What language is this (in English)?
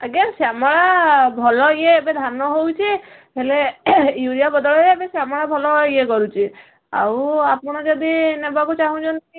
Odia